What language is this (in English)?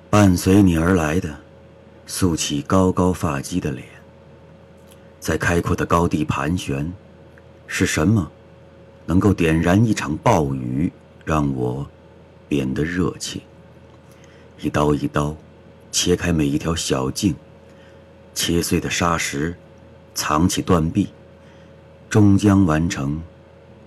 Chinese